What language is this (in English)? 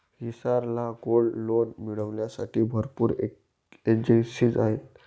Marathi